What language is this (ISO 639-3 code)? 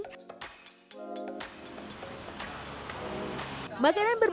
ind